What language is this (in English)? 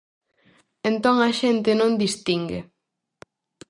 Galician